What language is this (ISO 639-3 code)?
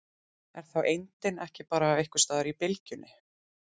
isl